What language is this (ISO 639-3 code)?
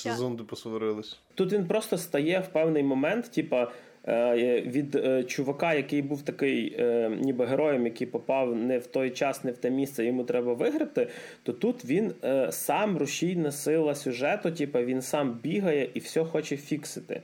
ukr